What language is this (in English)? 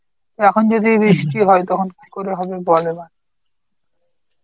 Bangla